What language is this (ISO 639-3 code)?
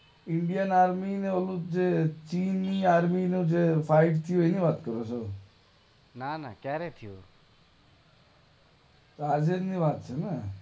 guj